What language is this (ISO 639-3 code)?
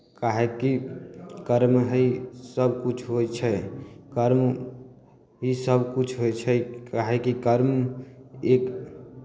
mai